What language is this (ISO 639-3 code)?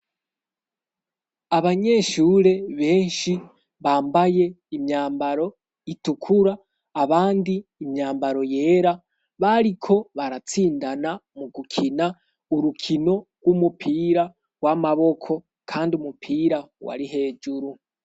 run